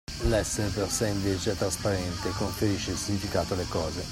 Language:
Italian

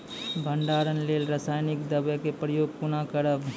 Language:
Maithili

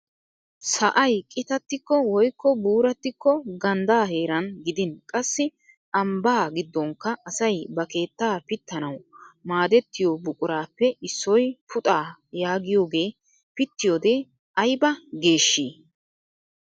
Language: Wolaytta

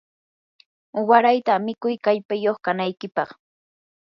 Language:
Yanahuanca Pasco Quechua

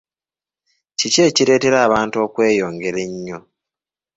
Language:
Ganda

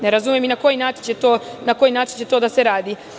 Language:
Serbian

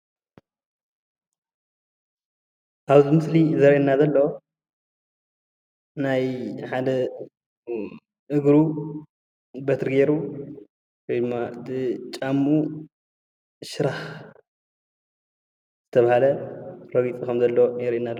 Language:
Tigrinya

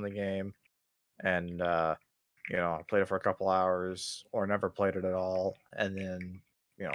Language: English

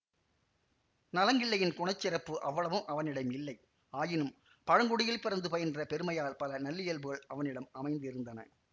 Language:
Tamil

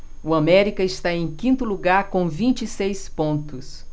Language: Portuguese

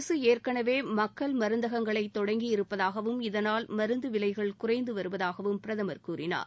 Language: Tamil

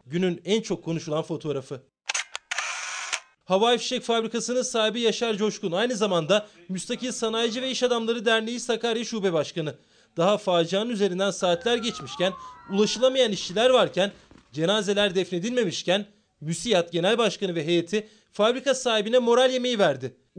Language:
Turkish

